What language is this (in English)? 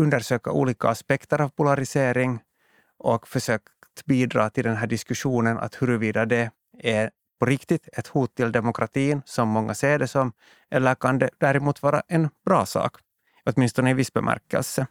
Swedish